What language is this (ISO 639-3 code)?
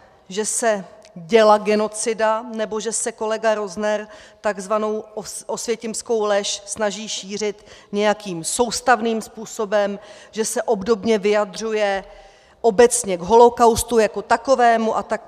ces